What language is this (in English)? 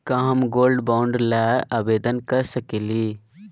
Magahi